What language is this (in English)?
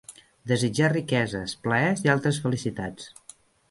Catalan